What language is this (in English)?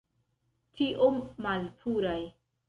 Esperanto